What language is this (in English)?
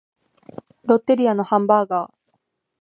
Japanese